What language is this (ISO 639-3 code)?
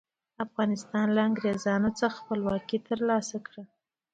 pus